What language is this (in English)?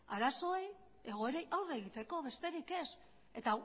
Basque